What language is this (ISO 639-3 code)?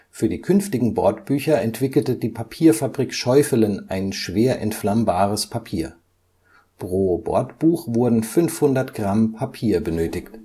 deu